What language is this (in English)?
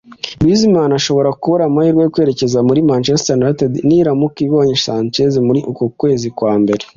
Kinyarwanda